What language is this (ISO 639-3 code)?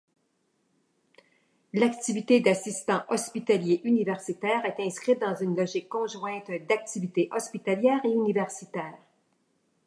fra